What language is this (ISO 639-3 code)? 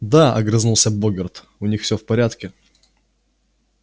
rus